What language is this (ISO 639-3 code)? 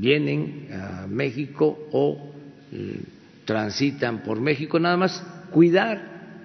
spa